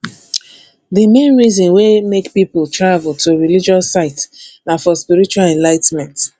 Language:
Nigerian Pidgin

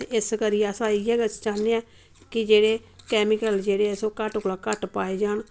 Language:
Dogri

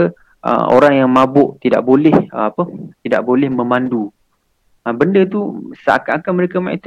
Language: Malay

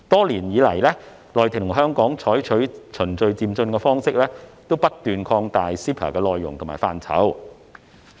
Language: Cantonese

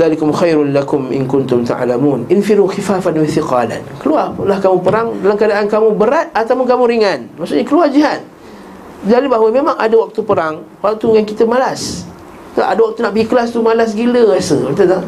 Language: Malay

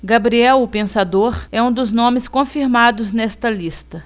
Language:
Portuguese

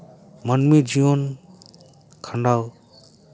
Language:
Santali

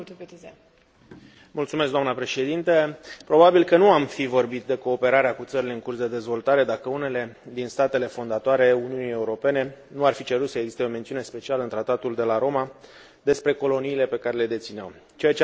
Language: Romanian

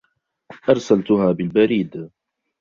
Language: Arabic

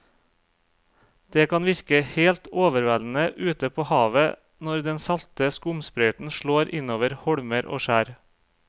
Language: Norwegian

